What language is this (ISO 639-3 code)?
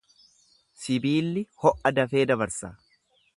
orm